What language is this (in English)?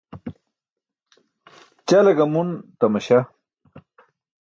Burushaski